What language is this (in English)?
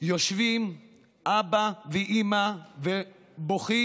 Hebrew